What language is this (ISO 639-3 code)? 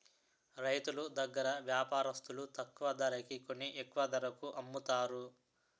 tel